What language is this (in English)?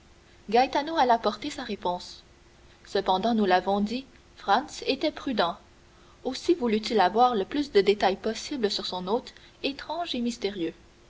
French